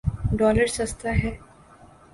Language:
Urdu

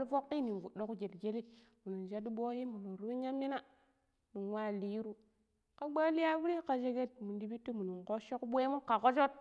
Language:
Pero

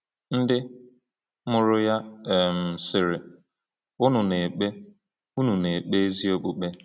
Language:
Igbo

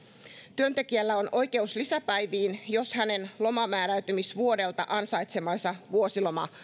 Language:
Finnish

